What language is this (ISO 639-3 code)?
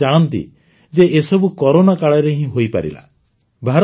ori